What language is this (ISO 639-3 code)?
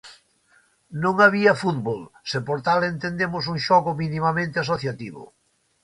glg